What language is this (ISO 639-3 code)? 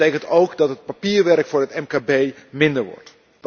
nld